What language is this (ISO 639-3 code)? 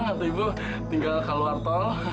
ind